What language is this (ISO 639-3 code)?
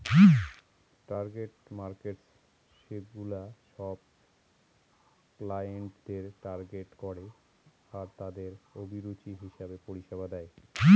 ben